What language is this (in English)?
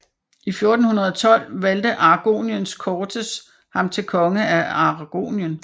Danish